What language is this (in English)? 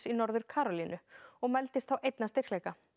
Icelandic